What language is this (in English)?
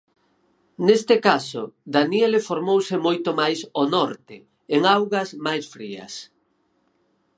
Galician